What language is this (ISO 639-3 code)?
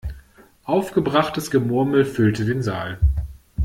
deu